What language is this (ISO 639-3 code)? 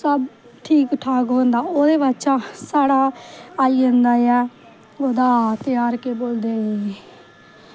doi